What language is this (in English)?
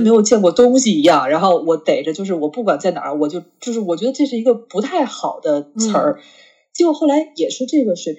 Chinese